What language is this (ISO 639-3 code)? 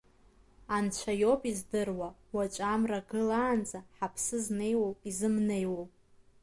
abk